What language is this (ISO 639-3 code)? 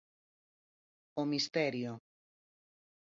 glg